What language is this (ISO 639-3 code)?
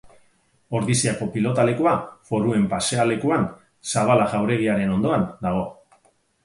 eus